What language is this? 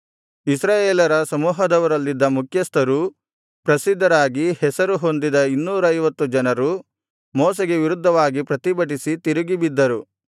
Kannada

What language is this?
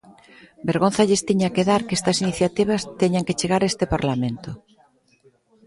Galician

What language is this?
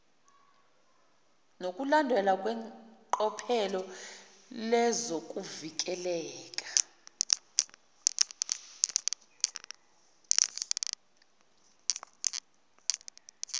Zulu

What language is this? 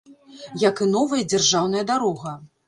Belarusian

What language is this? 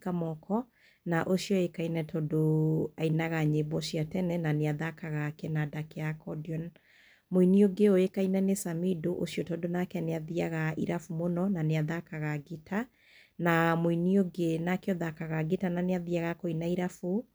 Kikuyu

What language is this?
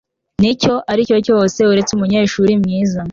Kinyarwanda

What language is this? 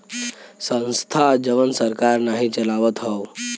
Bhojpuri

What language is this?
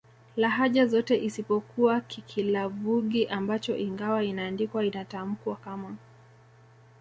Swahili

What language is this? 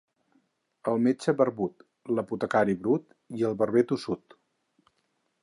Catalan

